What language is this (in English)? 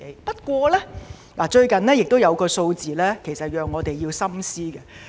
Cantonese